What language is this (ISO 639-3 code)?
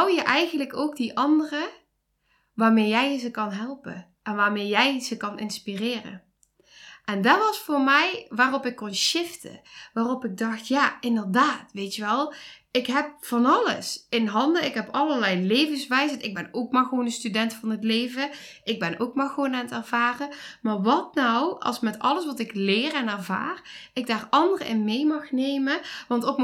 nld